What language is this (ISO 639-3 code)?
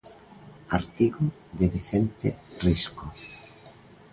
glg